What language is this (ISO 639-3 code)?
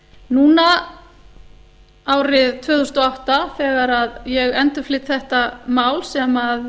isl